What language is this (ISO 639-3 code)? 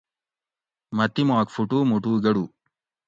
gwc